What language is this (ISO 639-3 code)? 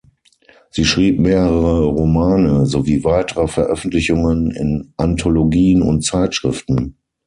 deu